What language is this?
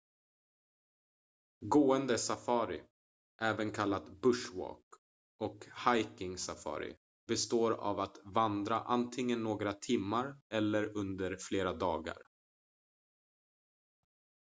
Swedish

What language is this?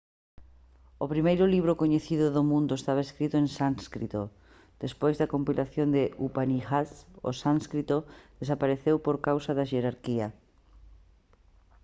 Galician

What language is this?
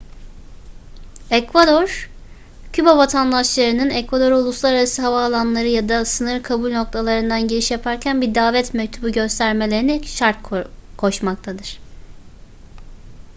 Turkish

